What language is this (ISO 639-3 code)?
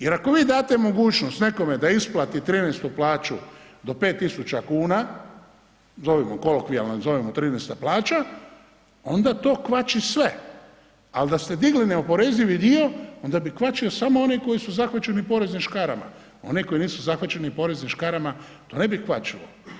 hrv